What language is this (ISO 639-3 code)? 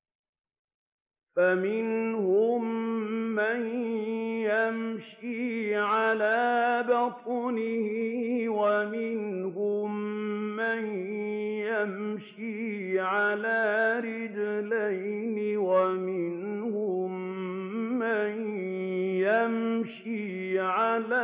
ara